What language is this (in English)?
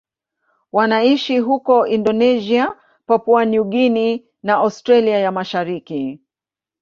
Swahili